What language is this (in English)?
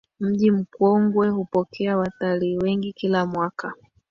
Swahili